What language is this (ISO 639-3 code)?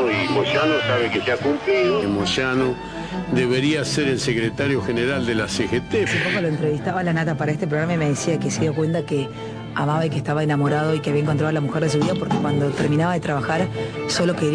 spa